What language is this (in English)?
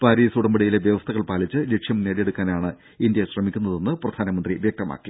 Malayalam